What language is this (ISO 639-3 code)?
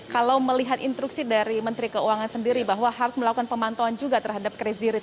ind